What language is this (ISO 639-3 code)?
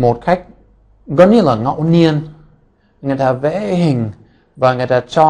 vie